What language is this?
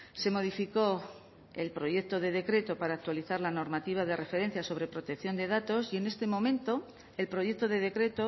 Spanish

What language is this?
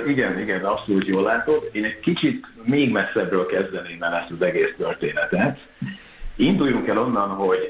Hungarian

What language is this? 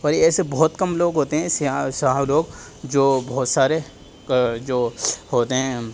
Urdu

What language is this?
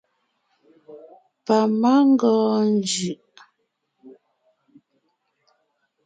Ngiemboon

